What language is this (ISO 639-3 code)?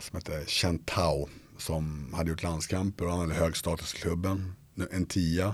swe